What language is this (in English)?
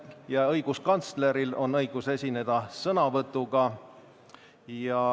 Estonian